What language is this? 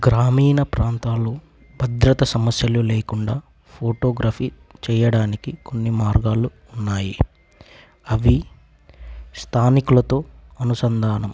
Telugu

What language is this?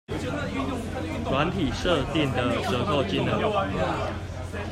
Chinese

